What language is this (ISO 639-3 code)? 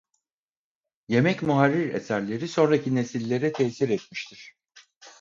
tur